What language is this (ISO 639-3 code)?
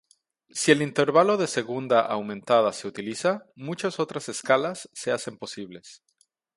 spa